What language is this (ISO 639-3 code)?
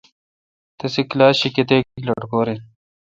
xka